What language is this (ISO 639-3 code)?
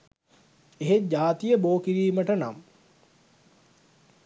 sin